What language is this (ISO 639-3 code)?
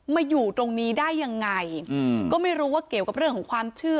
tha